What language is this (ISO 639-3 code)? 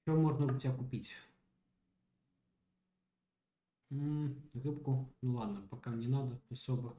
rus